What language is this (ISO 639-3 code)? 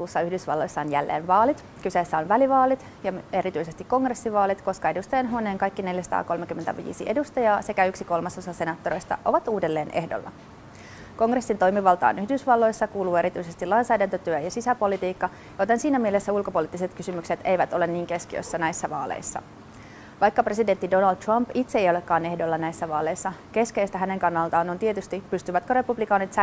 fin